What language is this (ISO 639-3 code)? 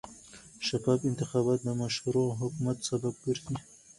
pus